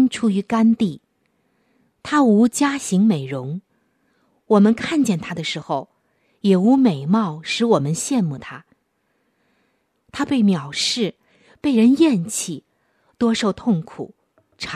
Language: Chinese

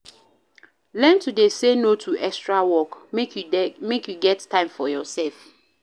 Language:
Nigerian Pidgin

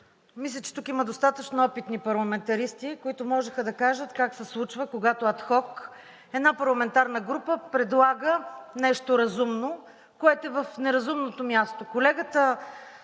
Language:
Bulgarian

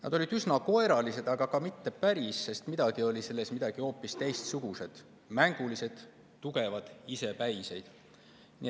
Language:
Estonian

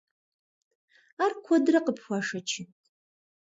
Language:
Kabardian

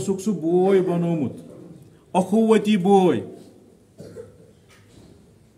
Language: Turkish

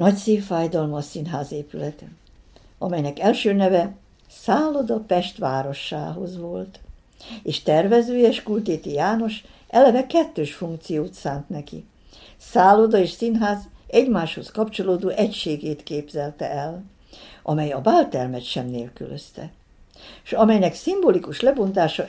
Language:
Hungarian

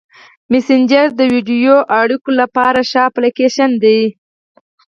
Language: Pashto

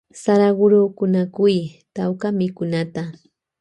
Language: Loja Highland Quichua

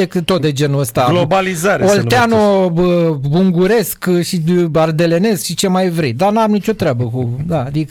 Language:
Romanian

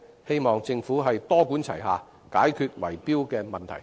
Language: Cantonese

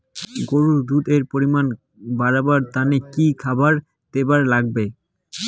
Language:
Bangla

